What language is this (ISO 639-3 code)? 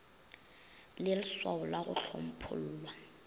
nso